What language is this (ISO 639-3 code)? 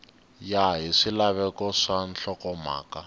tso